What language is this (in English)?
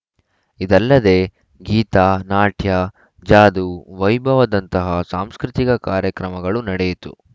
Kannada